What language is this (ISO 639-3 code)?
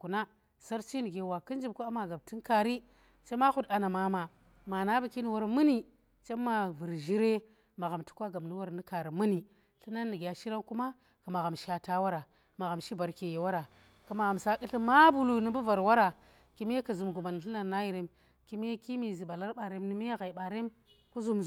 ttr